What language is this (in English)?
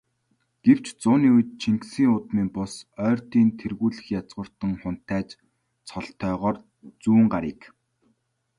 Mongolian